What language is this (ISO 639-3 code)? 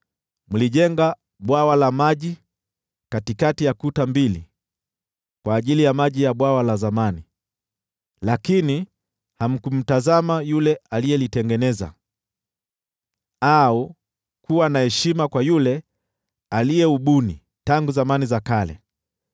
swa